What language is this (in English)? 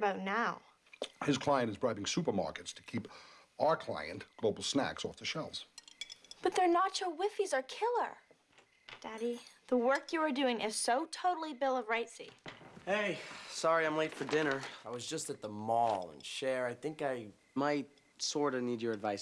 English